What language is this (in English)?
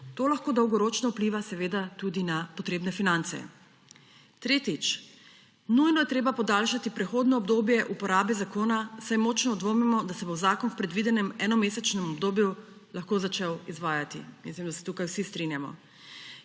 Slovenian